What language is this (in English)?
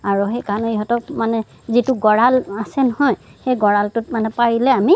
Assamese